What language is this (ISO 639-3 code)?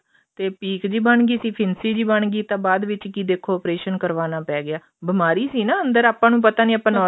pan